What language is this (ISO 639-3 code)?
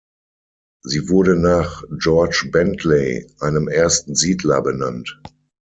deu